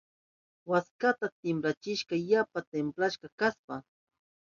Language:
Southern Pastaza Quechua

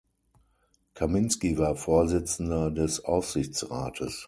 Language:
German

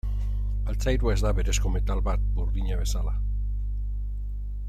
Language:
Basque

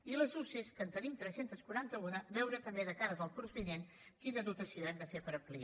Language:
Catalan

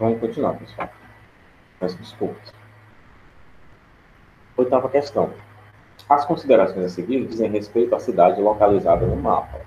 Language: Portuguese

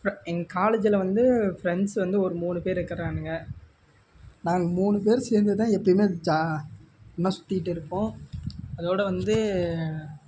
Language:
Tamil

